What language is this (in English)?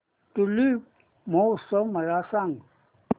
Marathi